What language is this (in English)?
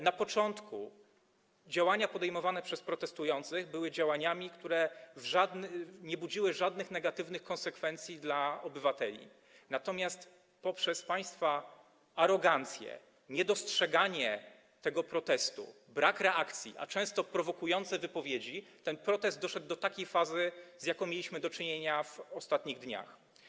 Polish